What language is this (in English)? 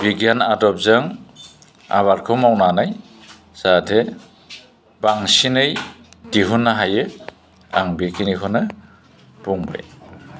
Bodo